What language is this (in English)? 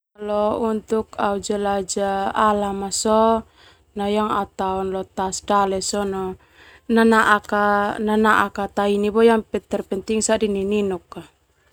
Termanu